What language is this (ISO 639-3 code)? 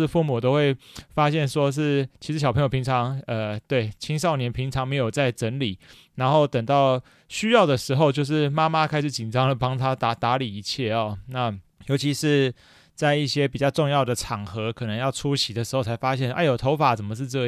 zho